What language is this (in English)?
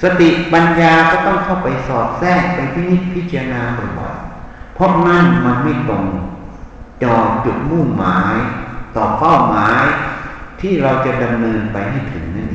Thai